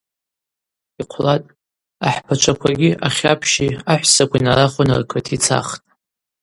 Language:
Abaza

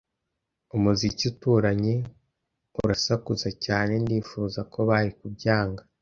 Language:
Kinyarwanda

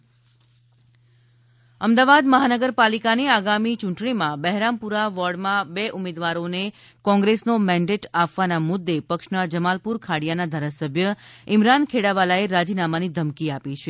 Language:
Gujarati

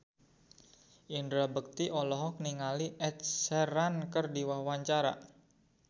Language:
Sundanese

